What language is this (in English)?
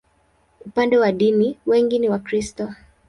Swahili